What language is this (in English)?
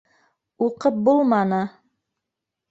Bashkir